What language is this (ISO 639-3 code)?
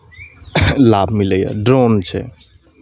mai